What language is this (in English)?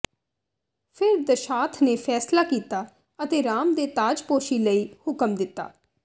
Punjabi